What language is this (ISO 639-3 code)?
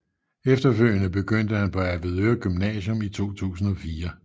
dan